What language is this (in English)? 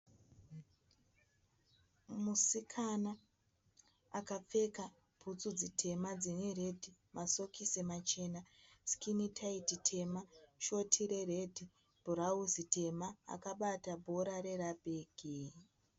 Shona